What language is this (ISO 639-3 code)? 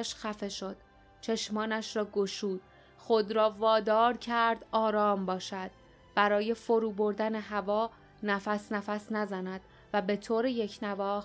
fas